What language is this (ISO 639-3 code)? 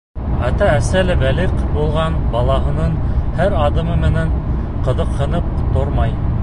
bak